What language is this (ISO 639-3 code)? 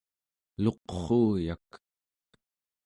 esu